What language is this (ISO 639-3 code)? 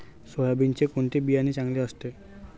mar